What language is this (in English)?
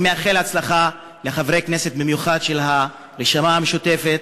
Hebrew